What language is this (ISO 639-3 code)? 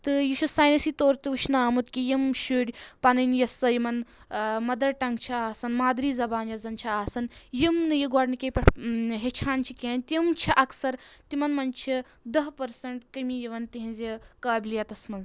kas